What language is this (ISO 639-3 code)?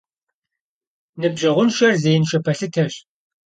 kbd